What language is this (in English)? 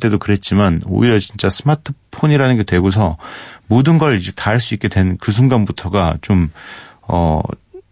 Korean